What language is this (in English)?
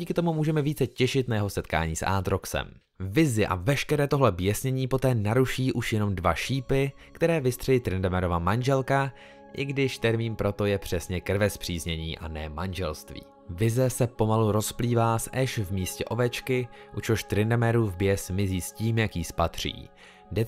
Czech